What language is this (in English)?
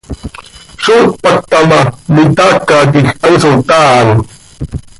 Seri